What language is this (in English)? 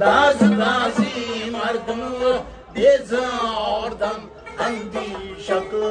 Uzbek